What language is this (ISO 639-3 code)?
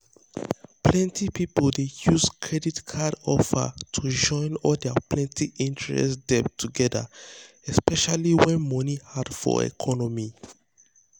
pcm